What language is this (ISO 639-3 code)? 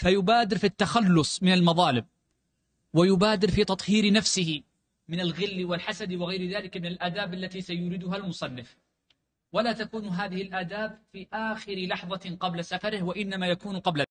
ara